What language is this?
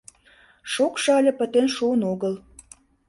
Mari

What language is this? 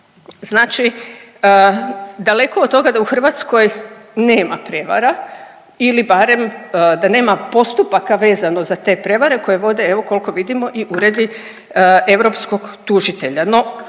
Croatian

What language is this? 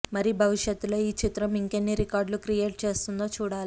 Telugu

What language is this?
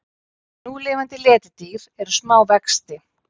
Icelandic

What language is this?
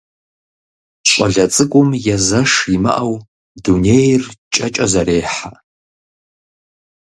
Kabardian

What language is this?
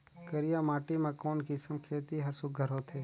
Chhattisgarhi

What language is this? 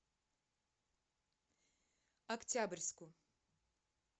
Russian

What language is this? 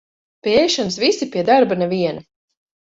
Latvian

